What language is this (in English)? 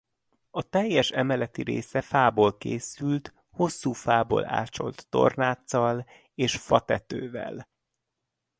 Hungarian